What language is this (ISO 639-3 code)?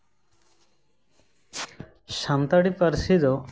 sat